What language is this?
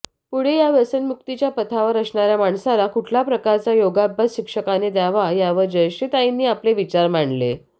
Marathi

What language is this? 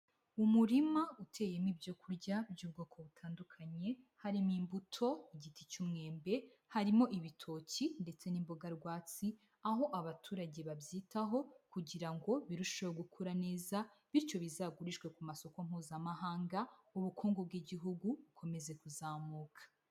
Kinyarwanda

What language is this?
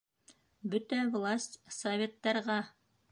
Bashkir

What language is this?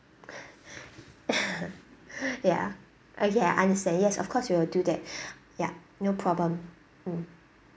English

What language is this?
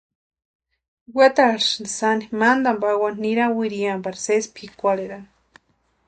Western Highland Purepecha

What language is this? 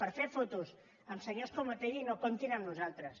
Catalan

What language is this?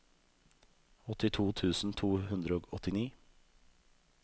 Norwegian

